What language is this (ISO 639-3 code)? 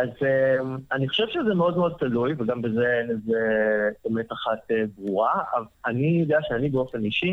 heb